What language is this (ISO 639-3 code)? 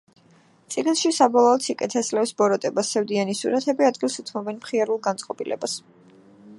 kat